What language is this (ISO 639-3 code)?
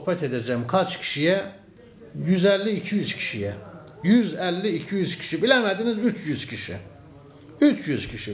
tur